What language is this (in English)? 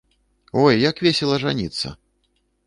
Belarusian